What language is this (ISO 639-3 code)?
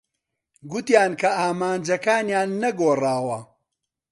ckb